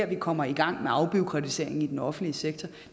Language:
Danish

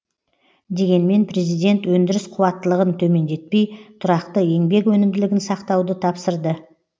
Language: Kazakh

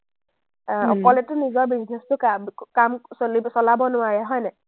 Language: Assamese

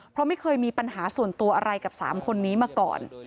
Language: Thai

